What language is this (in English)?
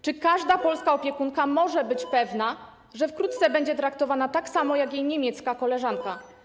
Polish